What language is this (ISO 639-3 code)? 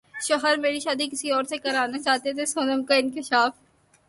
urd